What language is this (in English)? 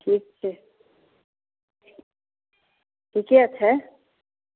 Maithili